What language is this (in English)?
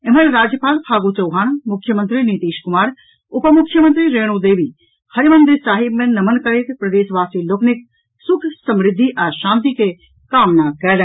Maithili